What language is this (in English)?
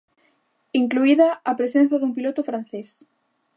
Galician